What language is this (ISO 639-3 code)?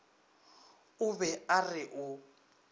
nso